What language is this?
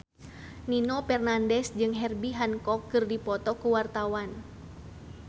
Sundanese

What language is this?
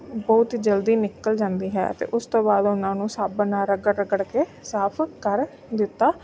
Punjabi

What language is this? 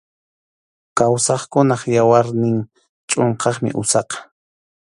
Arequipa-La Unión Quechua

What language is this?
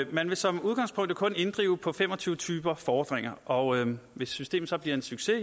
Danish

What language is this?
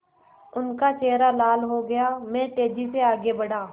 Hindi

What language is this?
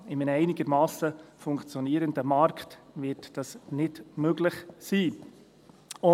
Swiss German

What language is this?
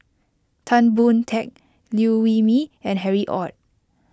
English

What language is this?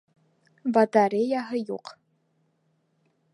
Bashkir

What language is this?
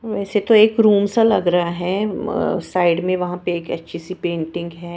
Hindi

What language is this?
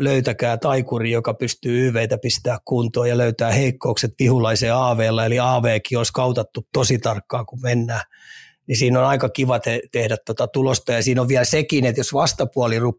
Finnish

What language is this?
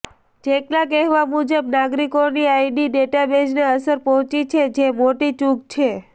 Gujarati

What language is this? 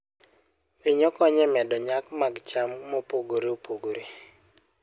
Luo (Kenya and Tanzania)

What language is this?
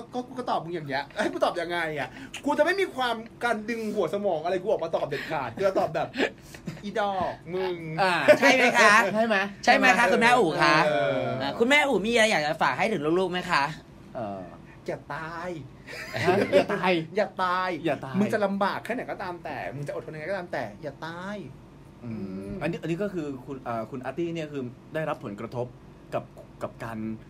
Thai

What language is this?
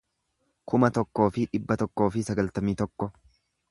Oromo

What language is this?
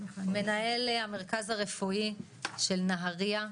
Hebrew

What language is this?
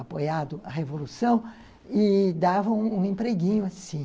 Portuguese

